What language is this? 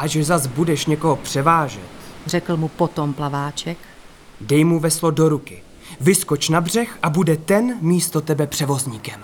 Czech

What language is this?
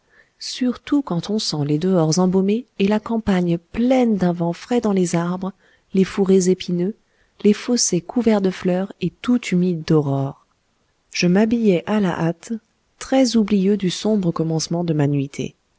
French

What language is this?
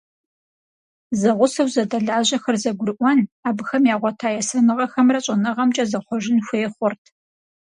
Kabardian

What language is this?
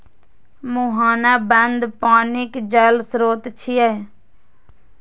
Maithili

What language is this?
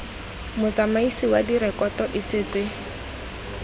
Tswana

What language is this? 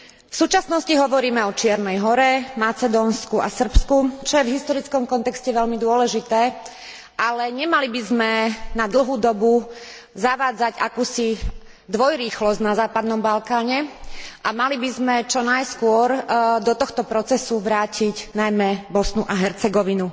Slovak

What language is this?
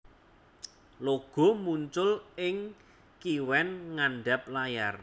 Javanese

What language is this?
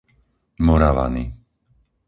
Slovak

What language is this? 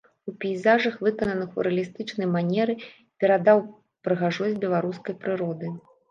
Belarusian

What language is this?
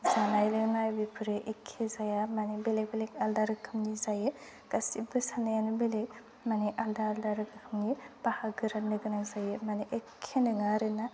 Bodo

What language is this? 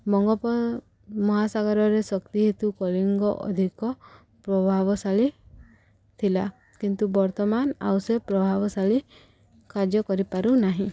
Odia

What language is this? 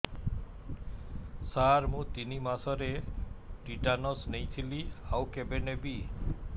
Odia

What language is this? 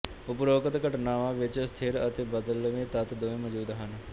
Punjabi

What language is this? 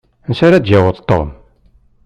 Kabyle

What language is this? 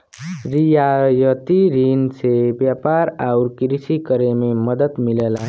Bhojpuri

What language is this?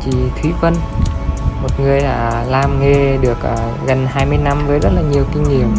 Vietnamese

